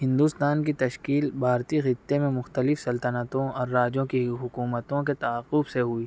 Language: Urdu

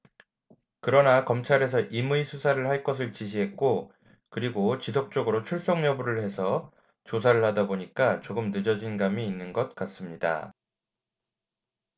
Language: Korean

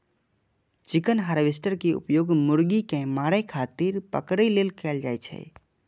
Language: Maithili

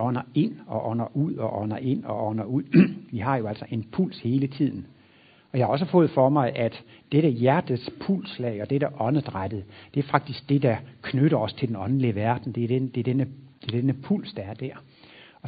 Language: Danish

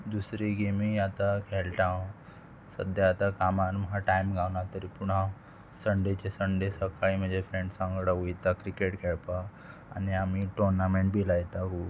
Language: Konkani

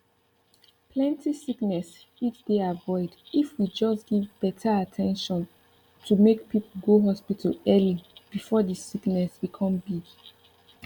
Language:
Nigerian Pidgin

